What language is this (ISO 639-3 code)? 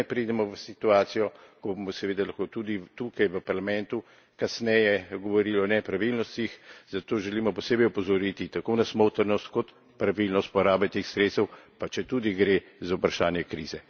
slv